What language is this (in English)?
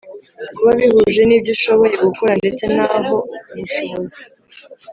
Kinyarwanda